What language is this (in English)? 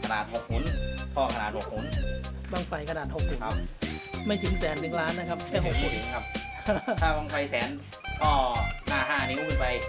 Thai